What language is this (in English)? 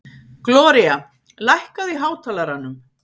Icelandic